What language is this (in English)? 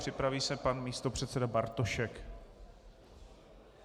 Czech